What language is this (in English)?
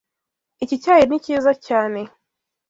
Kinyarwanda